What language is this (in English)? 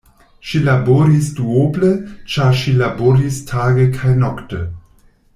Esperanto